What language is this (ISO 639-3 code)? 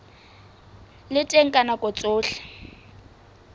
sot